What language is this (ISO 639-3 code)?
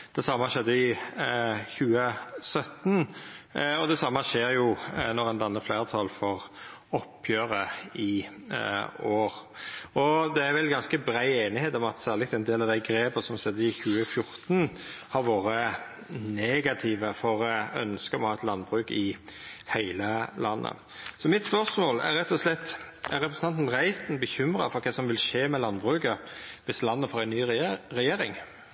nno